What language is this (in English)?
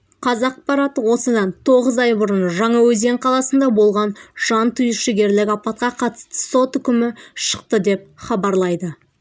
Kazakh